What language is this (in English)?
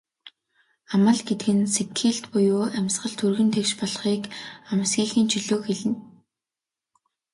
Mongolian